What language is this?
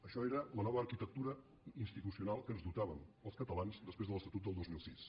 Catalan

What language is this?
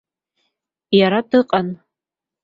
Abkhazian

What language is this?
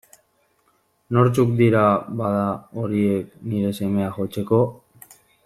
Basque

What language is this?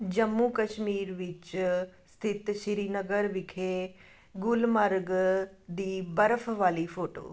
Punjabi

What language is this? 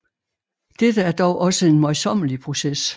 Danish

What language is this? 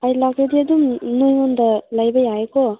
Manipuri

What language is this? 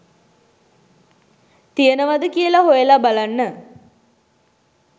Sinhala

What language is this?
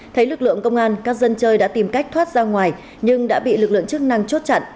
Vietnamese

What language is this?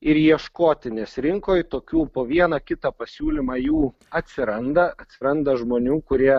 Lithuanian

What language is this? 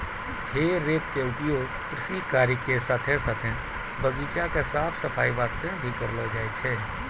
Maithili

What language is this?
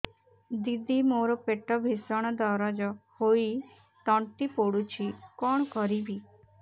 Odia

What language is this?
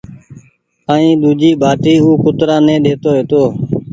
Goaria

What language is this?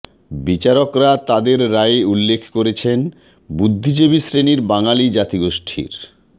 Bangla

